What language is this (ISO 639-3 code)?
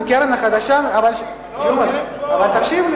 heb